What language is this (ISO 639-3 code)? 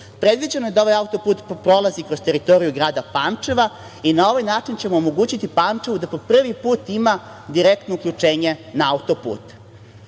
srp